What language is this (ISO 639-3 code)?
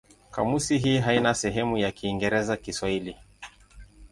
swa